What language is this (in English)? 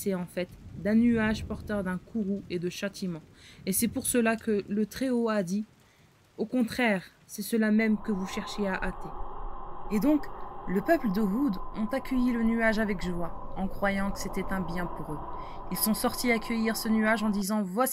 French